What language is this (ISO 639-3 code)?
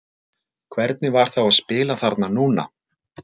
isl